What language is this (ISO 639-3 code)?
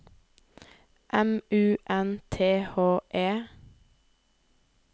nor